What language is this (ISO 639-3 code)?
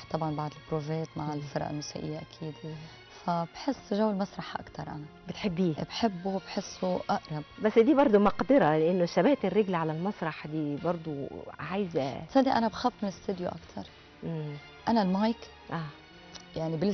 ara